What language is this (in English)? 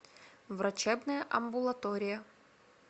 Russian